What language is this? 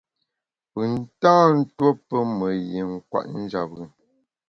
Bamun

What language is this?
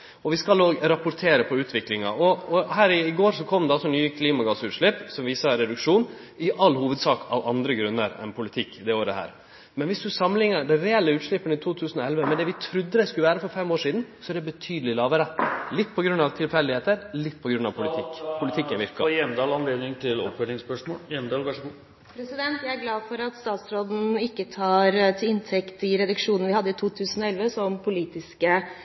Norwegian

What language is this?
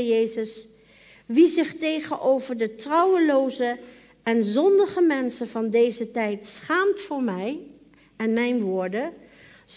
Dutch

